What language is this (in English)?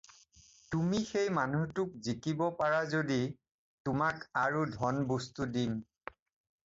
Assamese